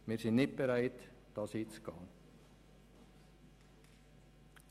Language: Swiss German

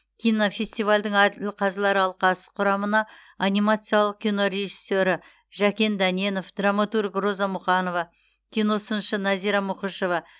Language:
Kazakh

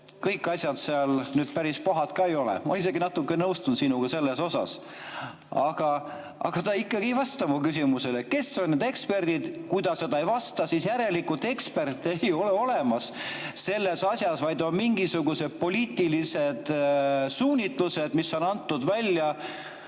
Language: Estonian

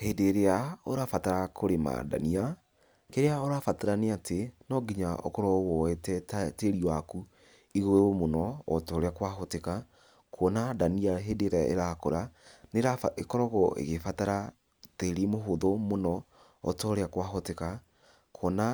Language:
Kikuyu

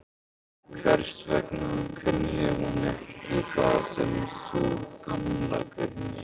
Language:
Icelandic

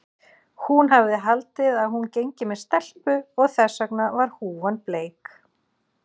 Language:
Icelandic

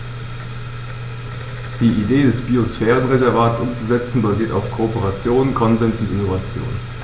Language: German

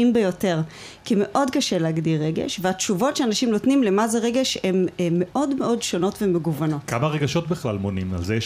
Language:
Hebrew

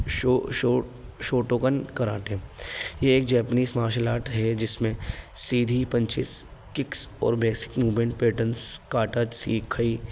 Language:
Urdu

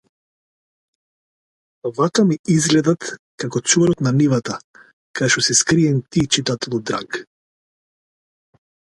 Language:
Macedonian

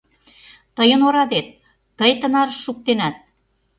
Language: Mari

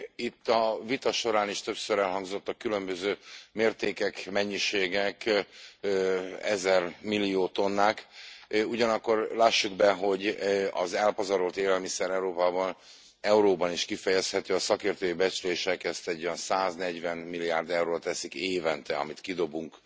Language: Hungarian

